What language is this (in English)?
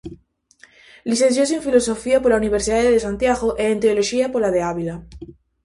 Galician